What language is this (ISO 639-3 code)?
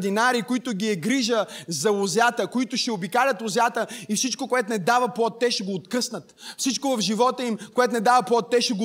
bul